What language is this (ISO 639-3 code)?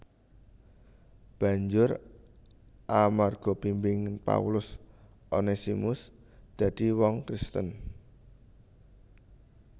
jav